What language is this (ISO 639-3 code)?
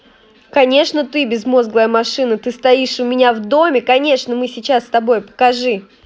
rus